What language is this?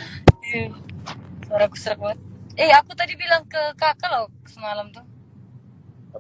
Indonesian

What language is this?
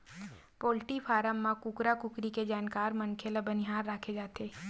Chhattisgarhi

